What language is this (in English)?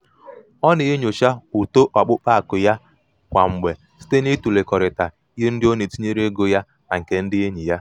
Igbo